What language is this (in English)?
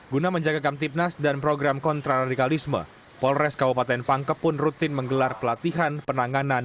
Indonesian